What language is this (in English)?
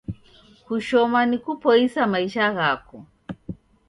Taita